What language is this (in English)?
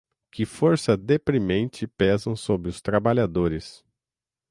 Portuguese